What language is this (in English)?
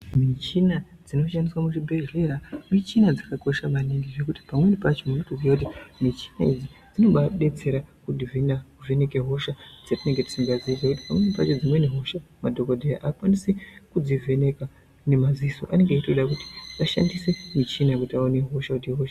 Ndau